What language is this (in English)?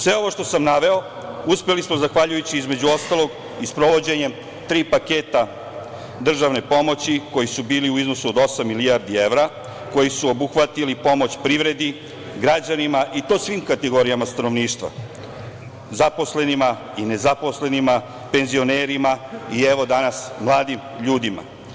Serbian